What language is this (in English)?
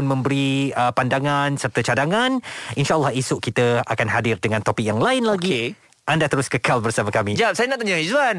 Malay